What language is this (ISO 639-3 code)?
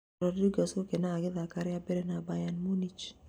kik